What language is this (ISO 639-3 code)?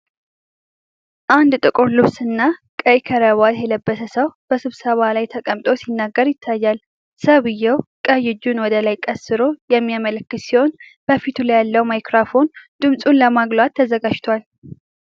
amh